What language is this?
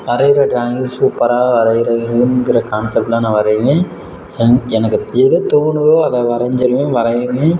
Tamil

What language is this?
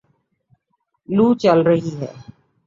Urdu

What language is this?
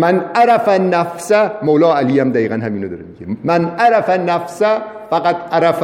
Persian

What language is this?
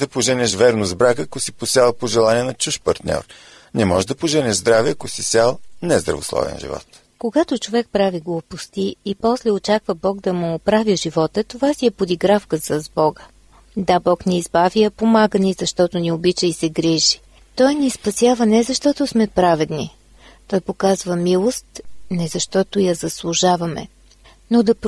Bulgarian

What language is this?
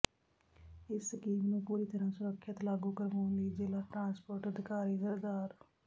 Punjabi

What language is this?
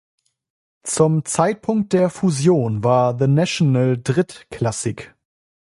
German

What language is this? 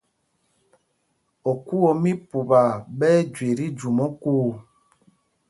Mpumpong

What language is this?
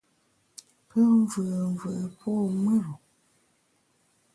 Bamun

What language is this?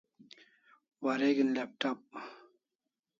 Kalasha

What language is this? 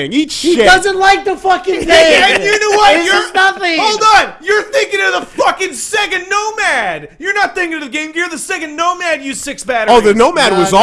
English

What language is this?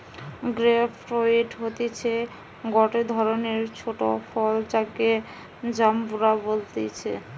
Bangla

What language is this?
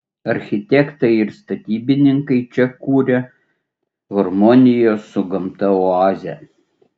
Lithuanian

